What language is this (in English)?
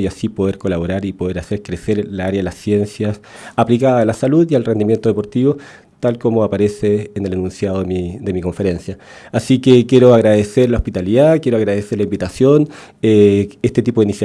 Spanish